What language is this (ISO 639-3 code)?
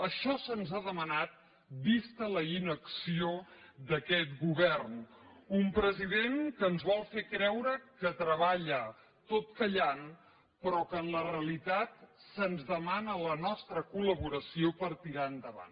cat